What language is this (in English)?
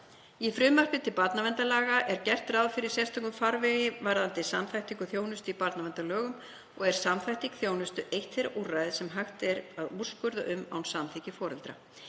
Icelandic